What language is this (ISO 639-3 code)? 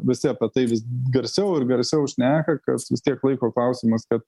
lit